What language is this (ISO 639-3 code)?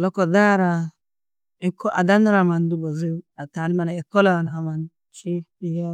tuq